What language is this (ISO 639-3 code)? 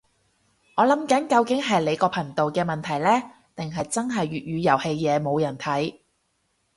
yue